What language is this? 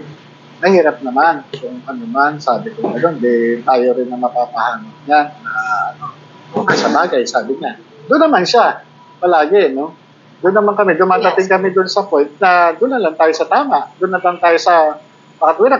Filipino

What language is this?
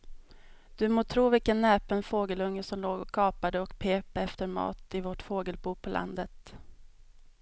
Swedish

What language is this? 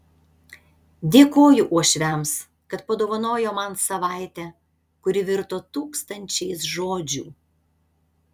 Lithuanian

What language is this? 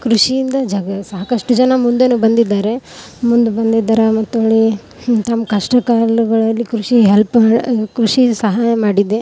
Kannada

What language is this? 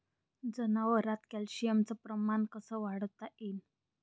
Marathi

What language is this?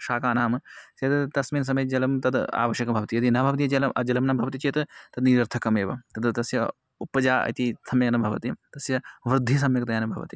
Sanskrit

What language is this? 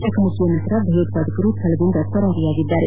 Kannada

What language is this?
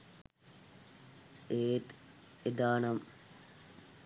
Sinhala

